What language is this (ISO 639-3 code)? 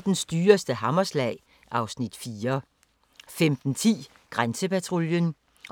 dan